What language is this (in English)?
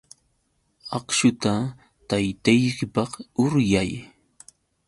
Yauyos Quechua